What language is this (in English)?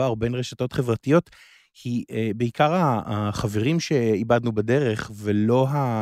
Hebrew